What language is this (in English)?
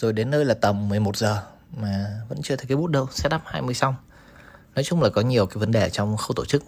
Vietnamese